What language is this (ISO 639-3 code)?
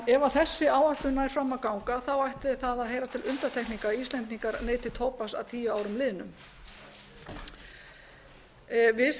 isl